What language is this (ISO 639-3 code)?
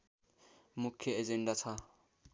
nep